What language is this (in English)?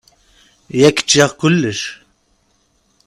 Kabyle